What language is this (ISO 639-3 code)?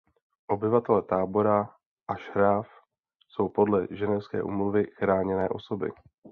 ces